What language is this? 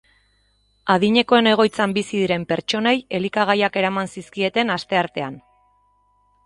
Basque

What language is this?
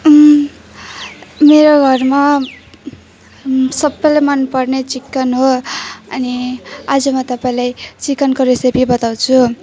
Nepali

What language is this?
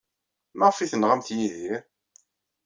Kabyle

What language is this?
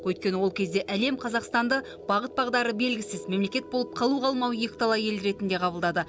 Kazakh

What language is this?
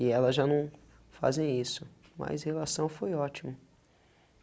Portuguese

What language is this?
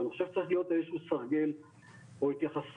Hebrew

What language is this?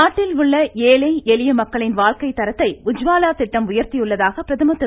Tamil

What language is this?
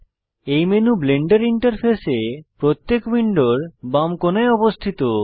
Bangla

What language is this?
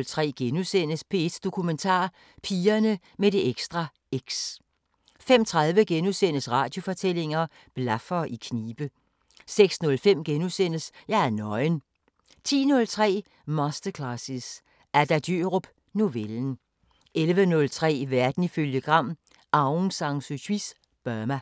Danish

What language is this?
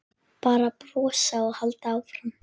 Icelandic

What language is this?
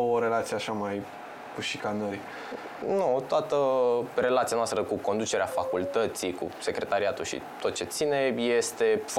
Romanian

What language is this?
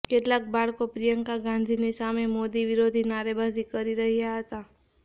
Gujarati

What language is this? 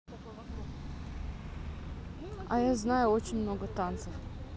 Russian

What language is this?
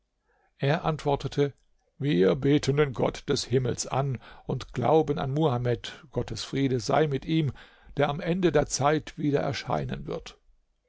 German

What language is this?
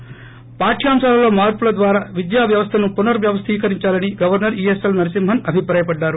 Telugu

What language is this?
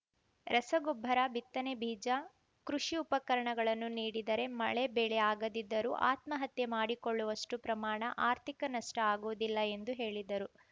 Kannada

